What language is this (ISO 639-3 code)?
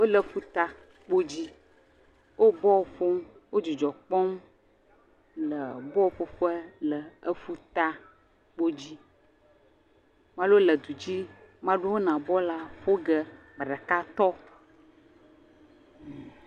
ewe